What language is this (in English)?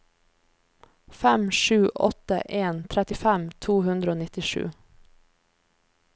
Norwegian